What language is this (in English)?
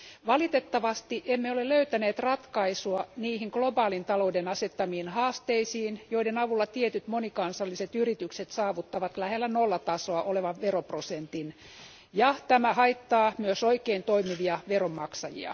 Finnish